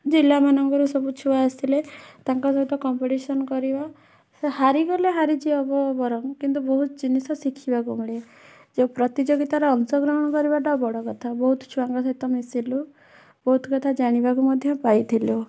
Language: Odia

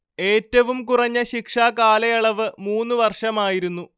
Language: Malayalam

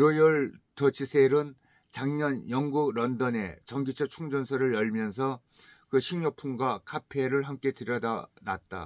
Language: Korean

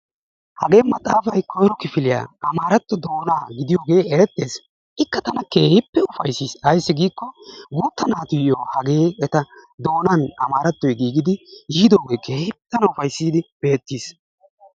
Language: Wolaytta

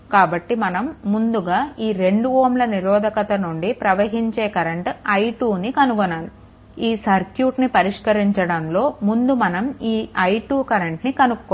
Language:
Telugu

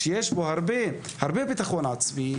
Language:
Hebrew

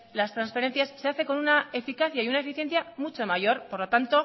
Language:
Spanish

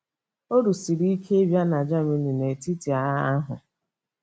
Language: Igbo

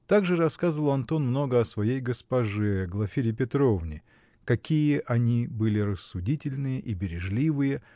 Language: Russian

